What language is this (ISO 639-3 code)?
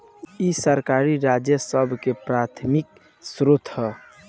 bho